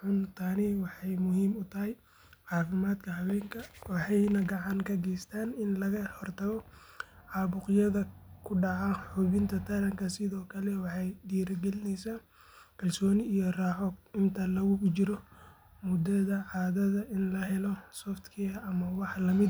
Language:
Somali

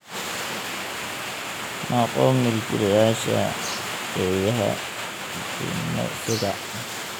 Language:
Somali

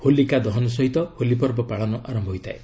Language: Odia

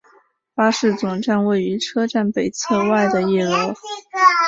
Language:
Chinese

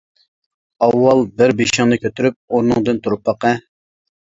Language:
Uyghur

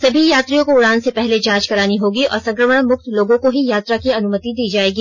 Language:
Hindi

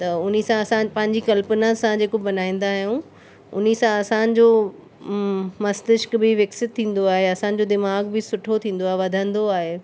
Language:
Sindhi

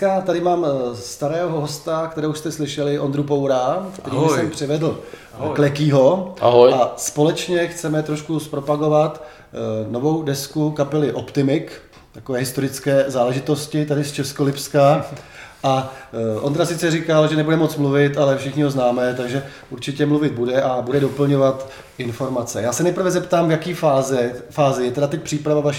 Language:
Czech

